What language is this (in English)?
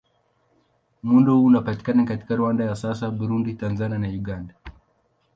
Swahili